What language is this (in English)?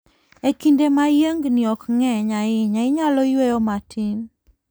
Luo (Kenya and Tanzania)